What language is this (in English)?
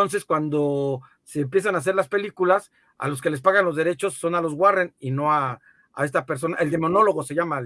Spanish